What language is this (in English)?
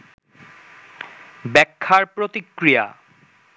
Bangla